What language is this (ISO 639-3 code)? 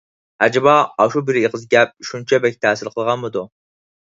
uig